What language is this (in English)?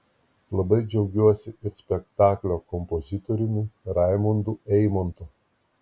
Lithuanian